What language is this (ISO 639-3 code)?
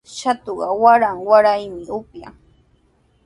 qws